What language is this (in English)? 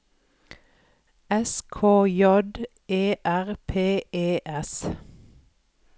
Norwegian